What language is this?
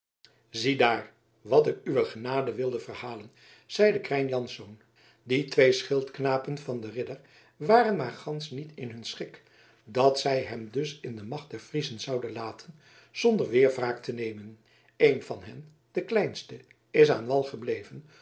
Dutch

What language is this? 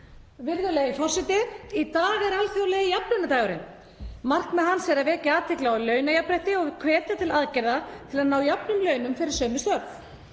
Icelandic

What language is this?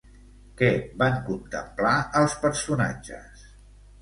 Catalan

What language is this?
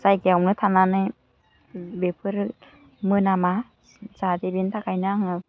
Bodo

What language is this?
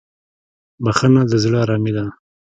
Pashto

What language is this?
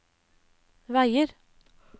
Norwegian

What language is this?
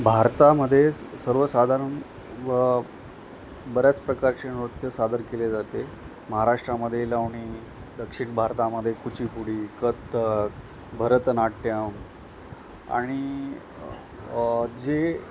Marathi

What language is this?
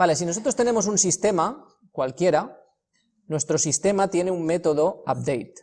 Spanish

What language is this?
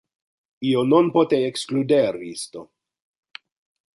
Interlingua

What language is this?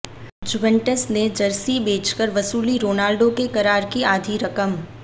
Hindi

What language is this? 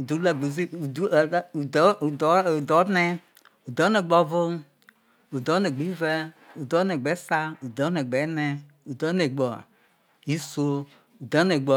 Isoko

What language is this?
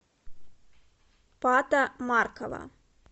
Russian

